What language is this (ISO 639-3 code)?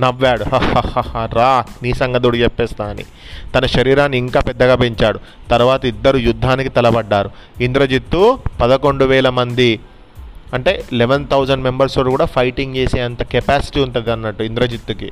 tel